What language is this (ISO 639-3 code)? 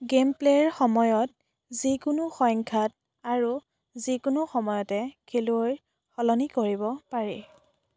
asm